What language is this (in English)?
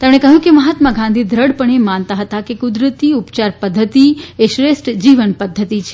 Gujarati